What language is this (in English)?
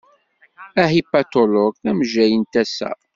Kabyle